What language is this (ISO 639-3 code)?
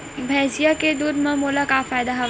hne